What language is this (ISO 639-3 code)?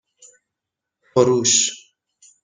fas